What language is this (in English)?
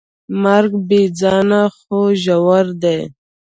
Pashto